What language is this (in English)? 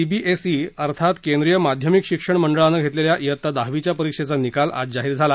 Marathi